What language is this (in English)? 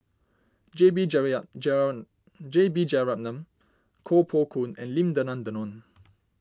English